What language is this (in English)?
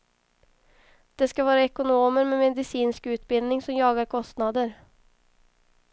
Swedish